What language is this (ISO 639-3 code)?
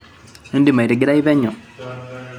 mas